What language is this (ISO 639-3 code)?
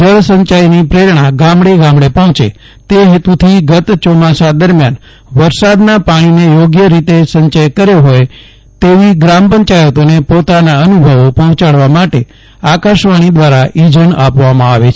guj